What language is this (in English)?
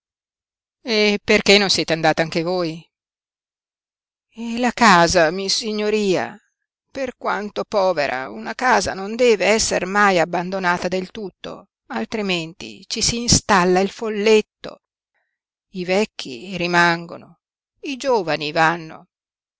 Italian